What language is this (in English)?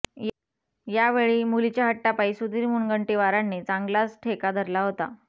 Marathi